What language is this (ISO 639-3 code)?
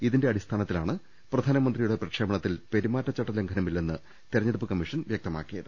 mal